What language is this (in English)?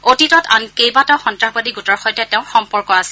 Assamese